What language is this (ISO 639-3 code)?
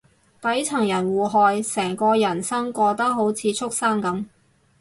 yue